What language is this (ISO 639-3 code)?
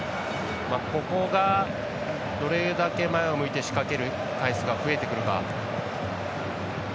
jpn